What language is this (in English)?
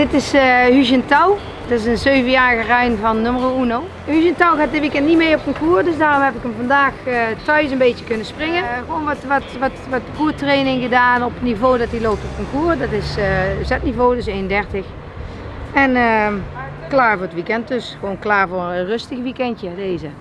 Dutch